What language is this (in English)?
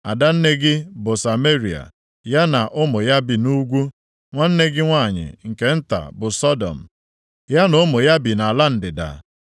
Igbo